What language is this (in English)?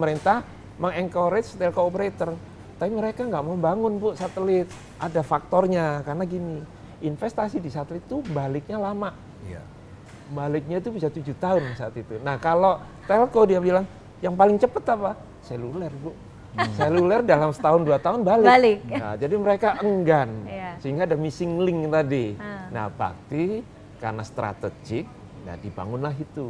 Indonesian